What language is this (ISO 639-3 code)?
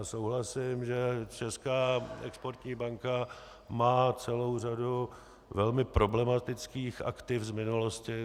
ces